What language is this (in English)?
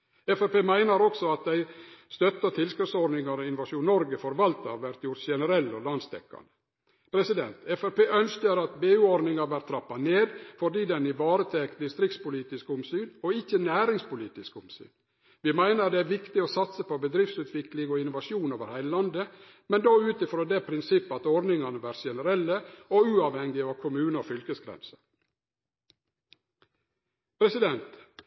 Norwegian Nynorsk